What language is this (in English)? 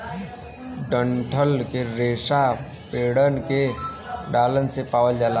Bhojpuri